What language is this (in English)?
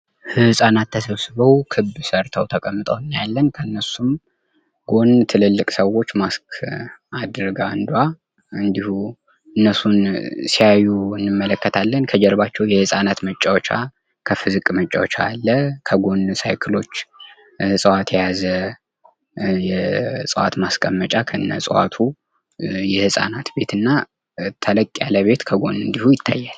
Amharic